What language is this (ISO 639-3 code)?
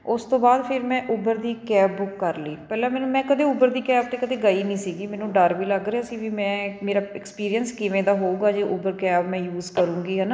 pan